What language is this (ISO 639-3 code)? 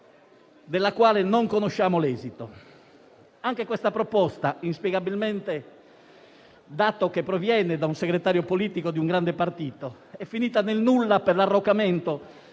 ita